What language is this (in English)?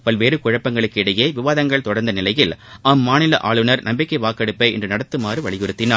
Tamil